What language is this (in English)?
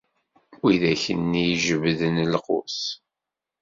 Kabyle